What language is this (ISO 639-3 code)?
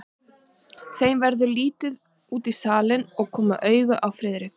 isl